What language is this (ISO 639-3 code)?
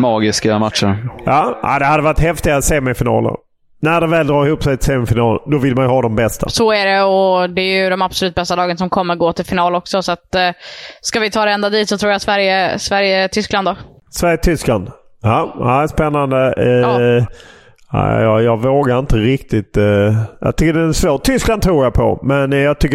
swe